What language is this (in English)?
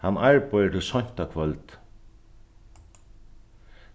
Faroese